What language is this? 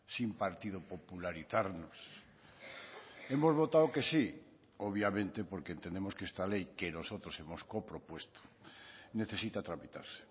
Spanish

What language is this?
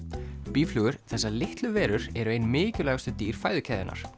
Icelandic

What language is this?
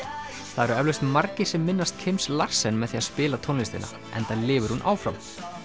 Icelandic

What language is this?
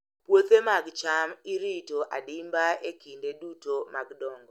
Luo (Kenya and Tanzania)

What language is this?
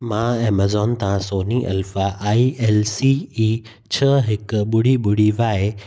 Sindhi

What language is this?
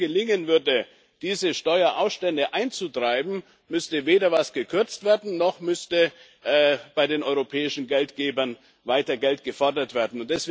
German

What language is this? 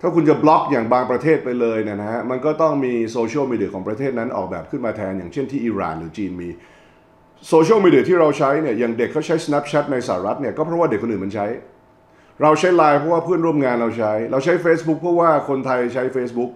Thai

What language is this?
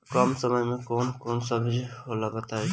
Bhojpuri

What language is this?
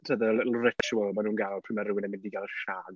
Welsh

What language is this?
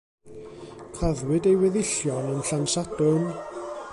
Welsh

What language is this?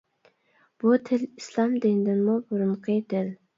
Uyghur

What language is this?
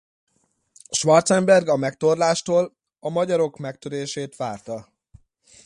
Hungarian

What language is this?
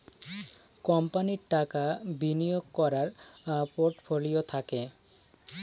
Bangla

